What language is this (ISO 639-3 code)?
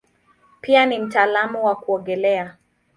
swa